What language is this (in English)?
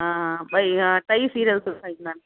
Sindhi